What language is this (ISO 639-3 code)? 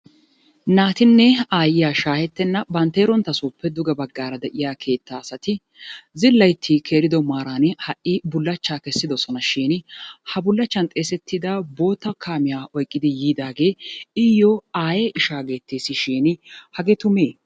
wal